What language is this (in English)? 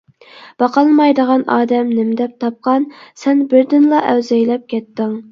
Uyghur